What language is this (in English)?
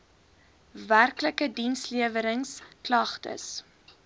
Afrikaans